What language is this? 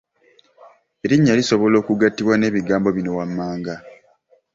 Ganda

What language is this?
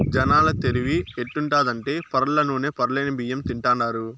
Telugu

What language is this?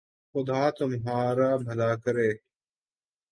Urdu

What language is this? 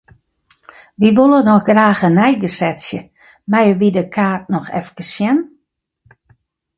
Western Frisian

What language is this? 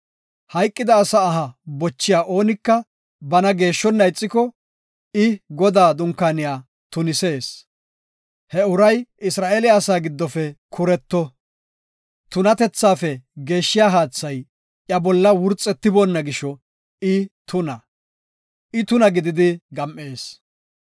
Gofa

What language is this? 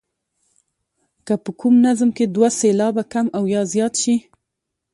Pashto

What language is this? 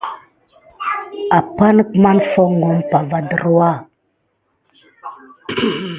Gidar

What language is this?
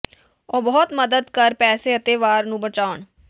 Punjabi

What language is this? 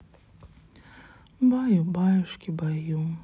Russian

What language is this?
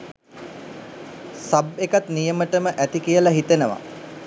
Sinhala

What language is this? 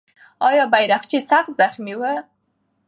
Pashto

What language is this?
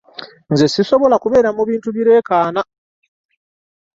Ganda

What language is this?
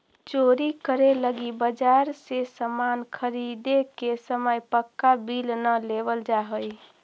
Magahi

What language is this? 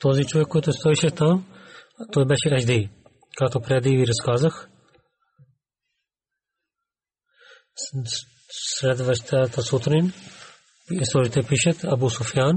Bulgarian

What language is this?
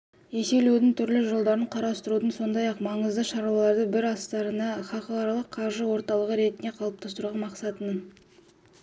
Kazakh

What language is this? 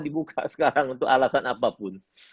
Indonesian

